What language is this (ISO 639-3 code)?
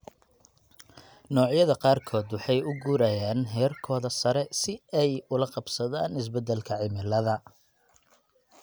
som